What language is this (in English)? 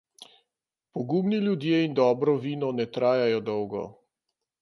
Slovenian